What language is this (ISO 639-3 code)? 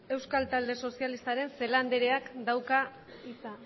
eus